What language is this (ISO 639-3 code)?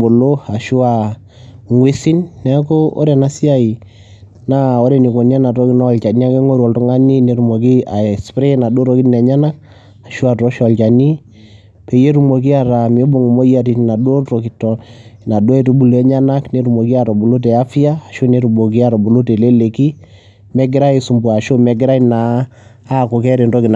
mas